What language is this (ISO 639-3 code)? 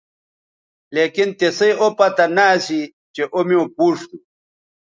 btv